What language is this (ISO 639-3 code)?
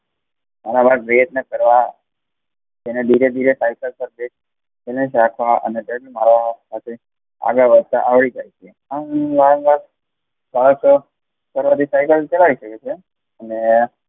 guj